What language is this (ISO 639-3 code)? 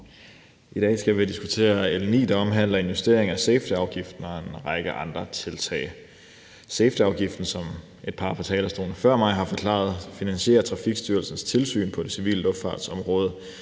dan